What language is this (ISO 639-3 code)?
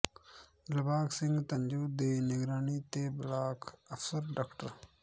pan